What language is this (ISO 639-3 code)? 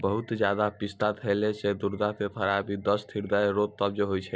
mai